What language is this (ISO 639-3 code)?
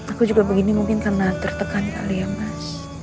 ind